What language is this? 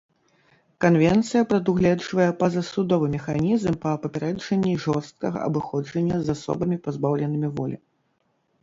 Belarusian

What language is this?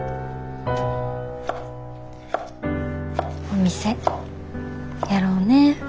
Japanese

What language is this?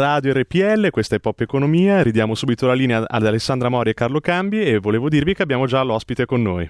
Italian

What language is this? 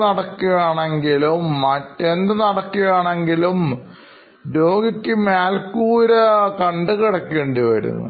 Malayalam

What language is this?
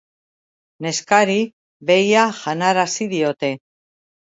Basque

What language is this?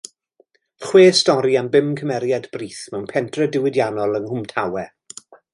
Welsh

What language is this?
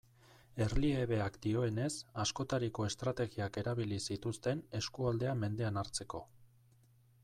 Basque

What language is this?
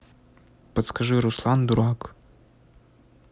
Russian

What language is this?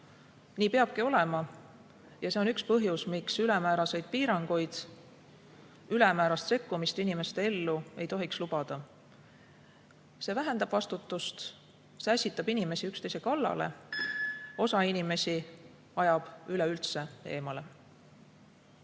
Estonian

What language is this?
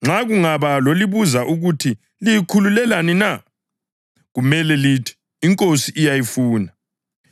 North Ndebele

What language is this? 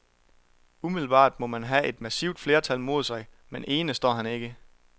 Danish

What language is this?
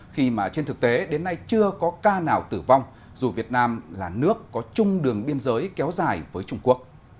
Vietnamese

